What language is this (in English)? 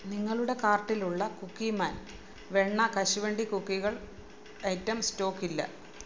Malayalam